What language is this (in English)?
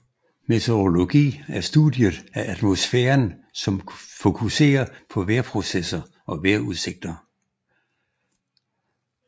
Danish